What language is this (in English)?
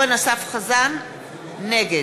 Hebrew